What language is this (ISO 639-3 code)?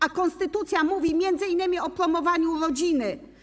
pol